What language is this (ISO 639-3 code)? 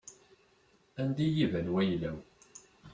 kab